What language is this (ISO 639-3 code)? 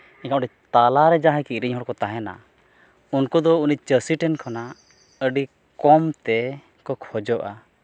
sat